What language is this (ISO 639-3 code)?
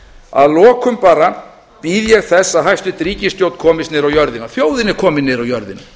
isl